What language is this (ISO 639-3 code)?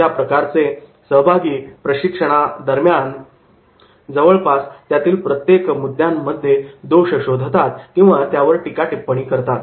mar